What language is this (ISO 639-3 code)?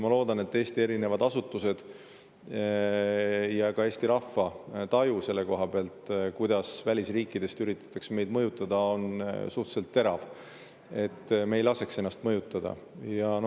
est